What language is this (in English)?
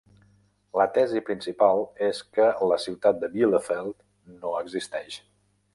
Catalan